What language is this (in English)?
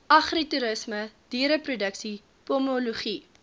Afrikaans